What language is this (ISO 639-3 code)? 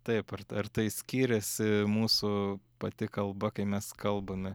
lit